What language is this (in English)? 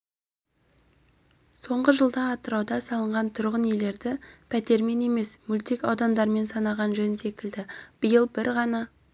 Kazakh